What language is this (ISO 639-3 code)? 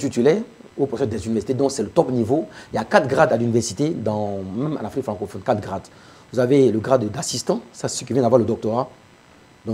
fra